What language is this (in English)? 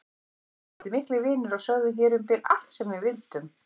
Icelandic